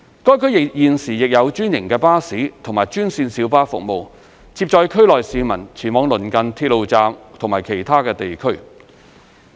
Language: Cantonese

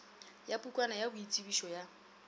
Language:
Northern Sotho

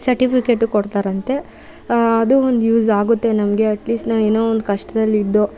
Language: Kannada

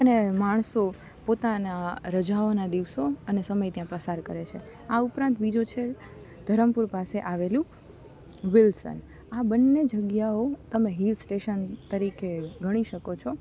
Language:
Gujarati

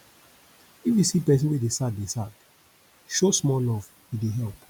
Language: Nigerian Pidgin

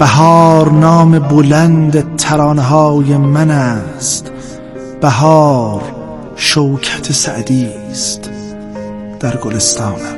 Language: Persian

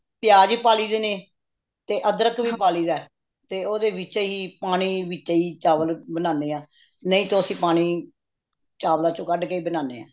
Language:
Punjabi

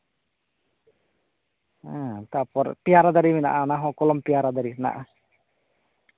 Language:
Santali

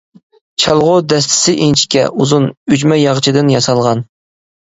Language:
Uyghur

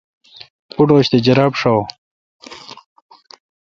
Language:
Kalkoti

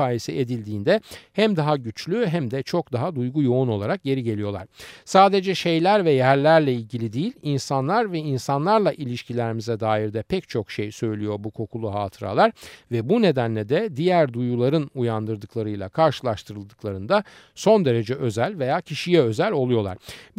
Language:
Turkish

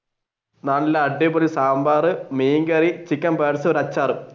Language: Malayalam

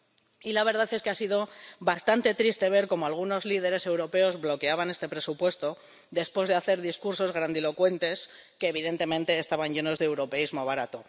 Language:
Spanish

